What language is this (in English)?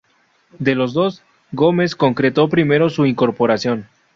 Spanish